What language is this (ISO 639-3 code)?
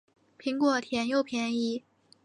zho